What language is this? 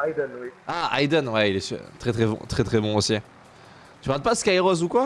French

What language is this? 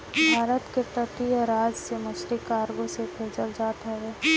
Bhojpuri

